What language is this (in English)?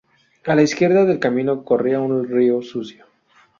Spanish